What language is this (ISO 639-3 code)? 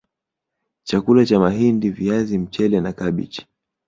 swa